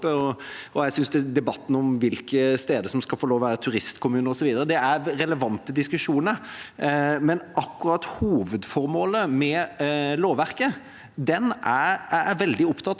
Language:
Norwegian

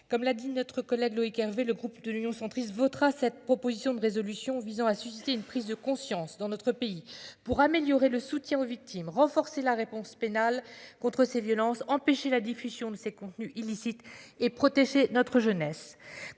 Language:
French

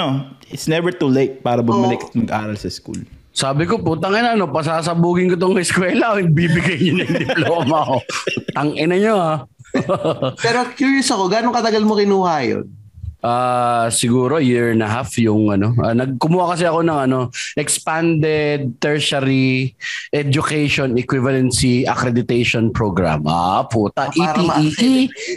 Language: Filipino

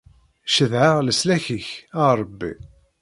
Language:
Kabyle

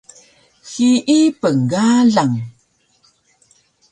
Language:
Taroko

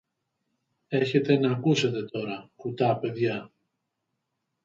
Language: Greek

